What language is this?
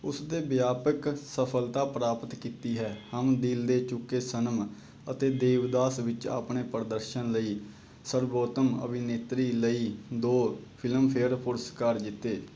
Punjabi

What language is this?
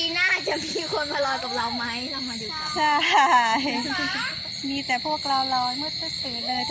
Thai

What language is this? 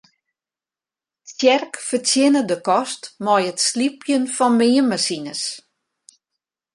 Western Frisian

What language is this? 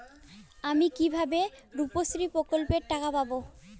Bangla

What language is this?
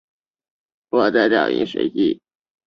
Chinese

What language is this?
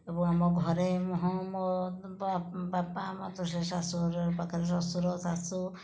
Odia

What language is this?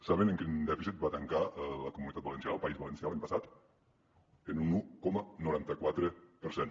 Catalan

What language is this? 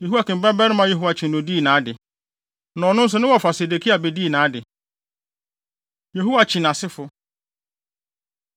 Akan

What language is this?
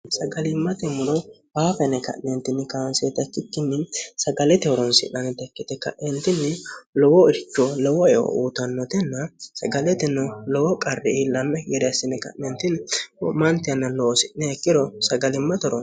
Sidamo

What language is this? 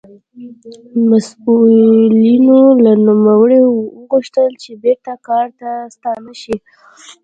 Pashto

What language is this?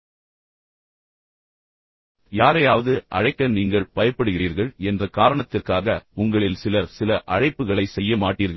Tamil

